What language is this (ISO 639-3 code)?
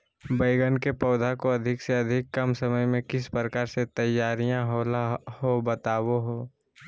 mag